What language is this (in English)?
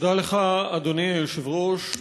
Hebrew